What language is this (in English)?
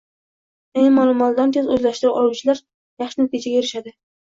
Uzbek